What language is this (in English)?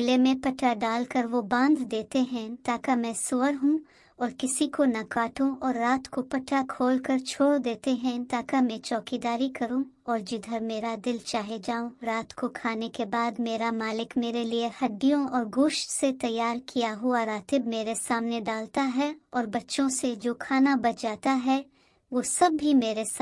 Urdu